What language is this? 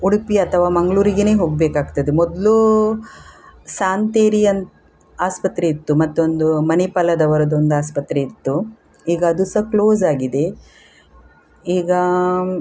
Kannada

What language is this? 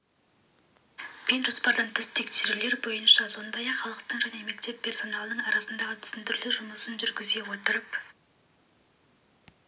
Kazakh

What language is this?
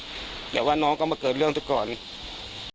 Thai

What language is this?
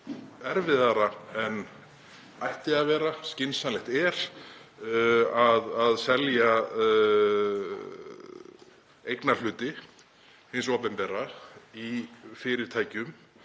Icelandic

